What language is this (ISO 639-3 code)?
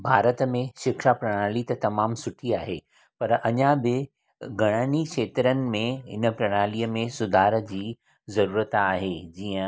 snd